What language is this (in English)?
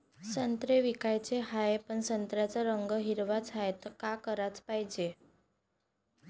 Marathi